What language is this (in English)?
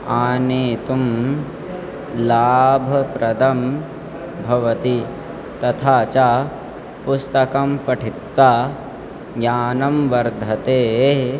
Sanskrit